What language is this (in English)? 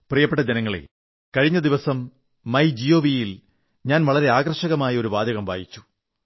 Malayalam